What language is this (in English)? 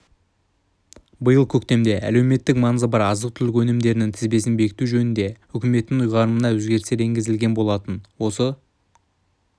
Kazakh